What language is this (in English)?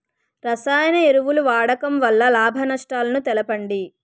Telugu